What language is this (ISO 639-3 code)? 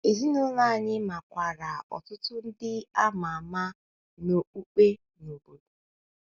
ibo